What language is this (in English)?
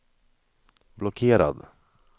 Swedish